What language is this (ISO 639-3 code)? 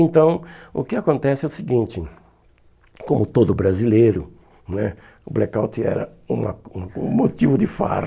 por